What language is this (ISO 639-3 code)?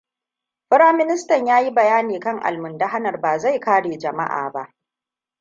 hau